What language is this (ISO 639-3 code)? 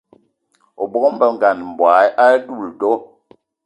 eto